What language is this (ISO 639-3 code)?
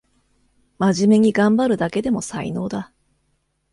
jpn